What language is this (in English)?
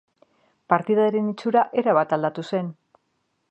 Basque